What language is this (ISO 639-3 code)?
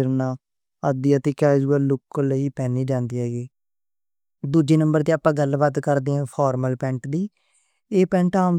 lah